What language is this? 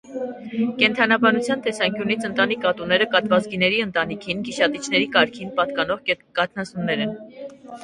Armenian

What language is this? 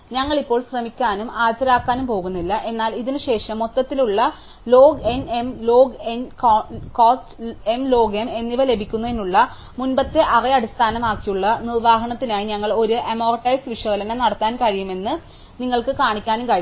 Malayalam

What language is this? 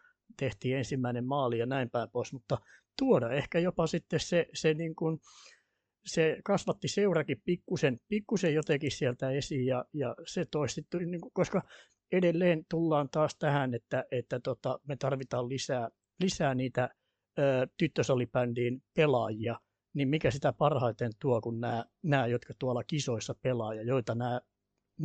Finnish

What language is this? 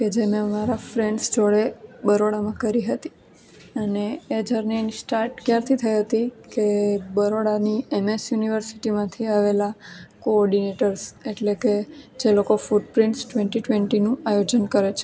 Gujarati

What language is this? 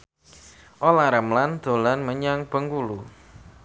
Javanese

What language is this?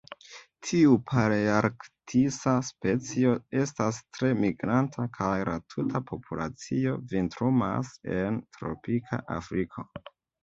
Esperanto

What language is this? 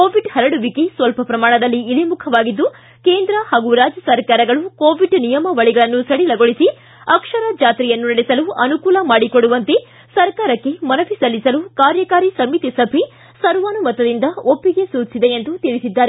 Kannada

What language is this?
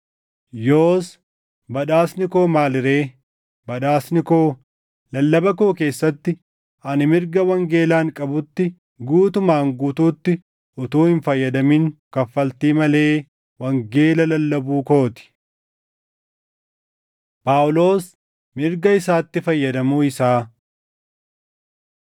Oromo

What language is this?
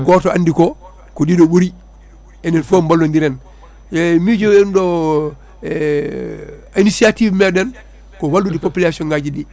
Fula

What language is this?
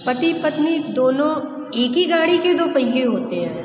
Hindi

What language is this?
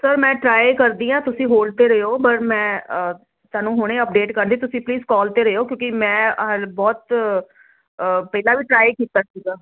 Punjabi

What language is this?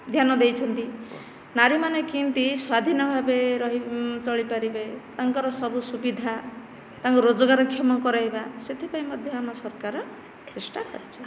Odia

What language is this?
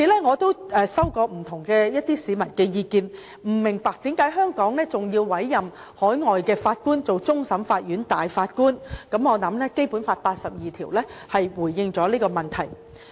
Cantonese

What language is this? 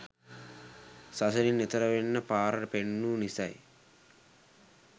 Sinhala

